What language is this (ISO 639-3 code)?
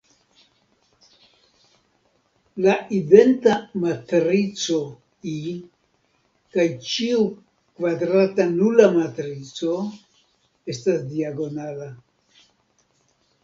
epo